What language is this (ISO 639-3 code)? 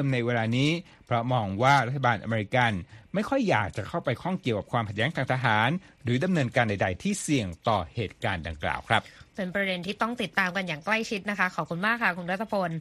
tha